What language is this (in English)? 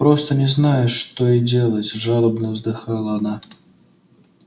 Russian